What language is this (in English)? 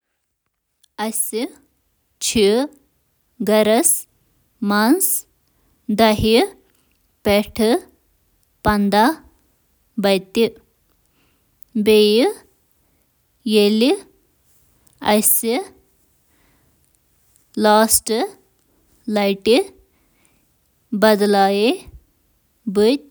Kashmiri